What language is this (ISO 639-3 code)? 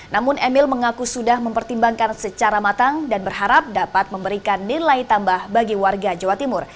ind